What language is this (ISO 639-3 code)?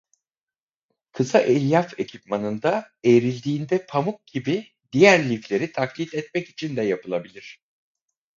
tur